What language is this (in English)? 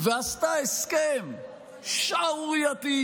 Hebrew